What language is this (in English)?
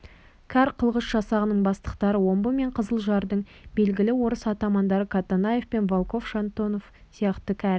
Kazakh